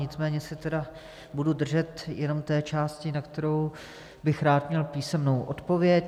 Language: Czech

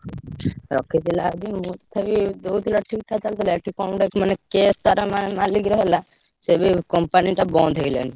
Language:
Odia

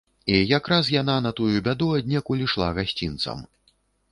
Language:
Belarusian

